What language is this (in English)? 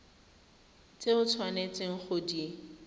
Tswana